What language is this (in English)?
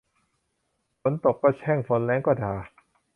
Thai